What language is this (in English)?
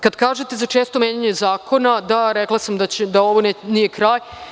Serbian